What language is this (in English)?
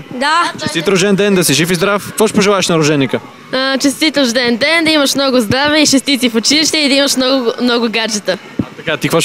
Bulgarian